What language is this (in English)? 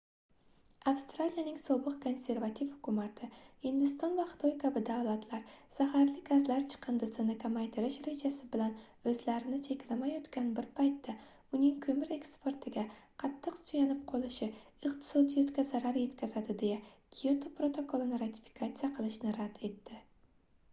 Uzbek